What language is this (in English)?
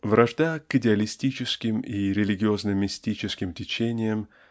Russian